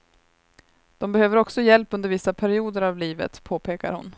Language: Swedish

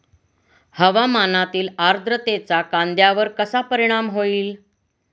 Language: Marathi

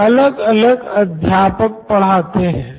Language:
Hindi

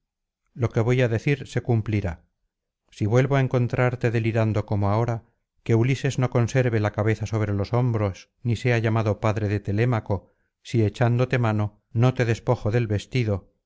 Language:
Spanish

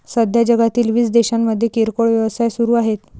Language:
Marathi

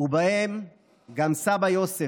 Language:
Hebrew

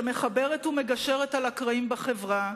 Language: Hebrew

